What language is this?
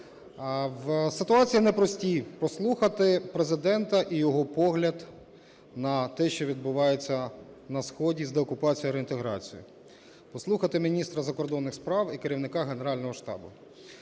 Ukrainian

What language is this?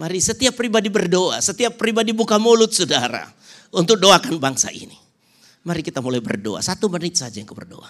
Indonesian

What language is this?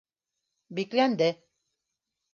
Bashkir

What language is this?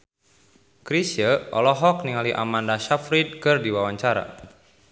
Sundanese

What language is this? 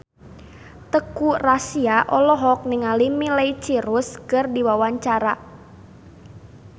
Sundanese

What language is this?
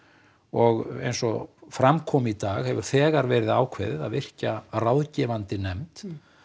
Icelandic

